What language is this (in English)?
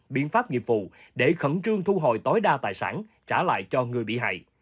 Vietnamese